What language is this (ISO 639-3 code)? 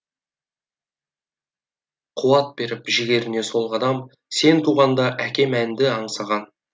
kaz